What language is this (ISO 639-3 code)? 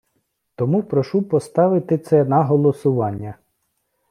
ukr